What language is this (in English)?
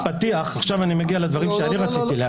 Hebrew